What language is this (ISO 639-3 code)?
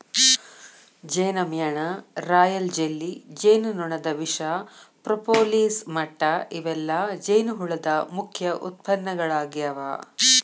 kan